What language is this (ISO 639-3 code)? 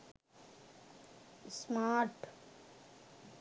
sin